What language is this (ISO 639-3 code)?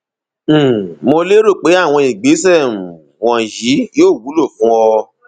yor